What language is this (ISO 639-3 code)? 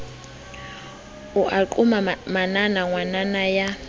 sot